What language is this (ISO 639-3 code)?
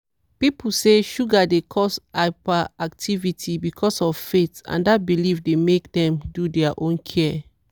pcm